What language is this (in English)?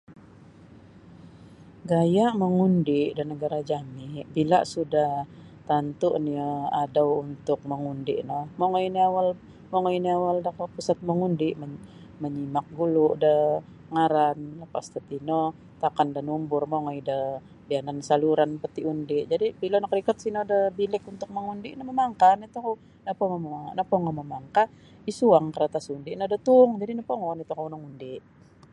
Sabah Bisaya